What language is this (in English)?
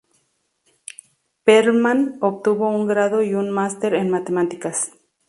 Spanish